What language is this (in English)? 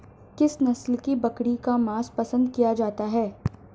Hindi